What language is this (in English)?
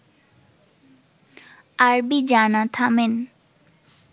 Bangla